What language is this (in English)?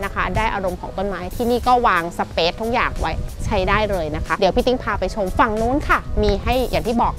Thai